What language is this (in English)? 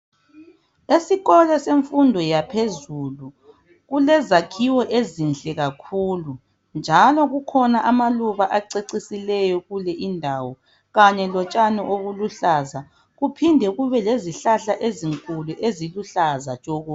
North Ndebele